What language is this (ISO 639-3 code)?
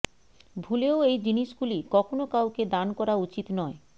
ben